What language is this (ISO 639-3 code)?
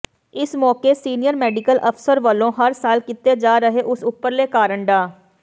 pan